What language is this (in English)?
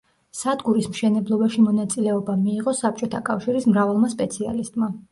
Georgian